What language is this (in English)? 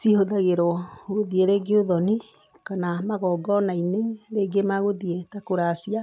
Kikuyu